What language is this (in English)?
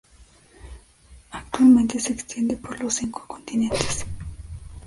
Spanish